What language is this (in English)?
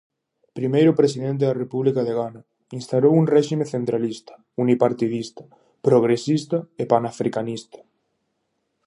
Galician